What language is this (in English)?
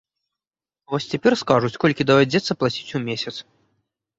Belarusian